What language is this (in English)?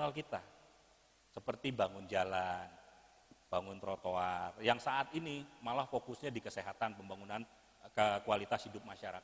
Indonesian